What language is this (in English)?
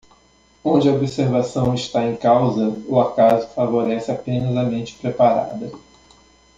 Portuguese